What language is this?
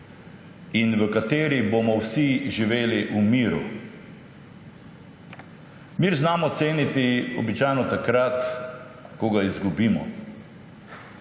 Slovenian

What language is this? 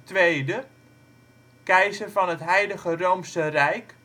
Dutch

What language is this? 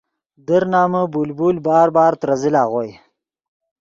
Yidgha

